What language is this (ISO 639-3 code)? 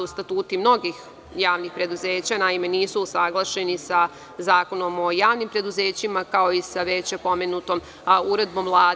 srp